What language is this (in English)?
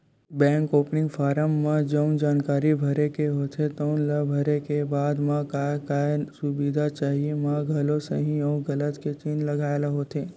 Chhattisgarhi